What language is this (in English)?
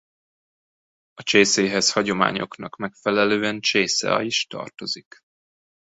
Hungarian